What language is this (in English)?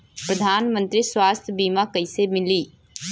Bhojpuri